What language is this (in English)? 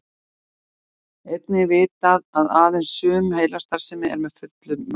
Icelandic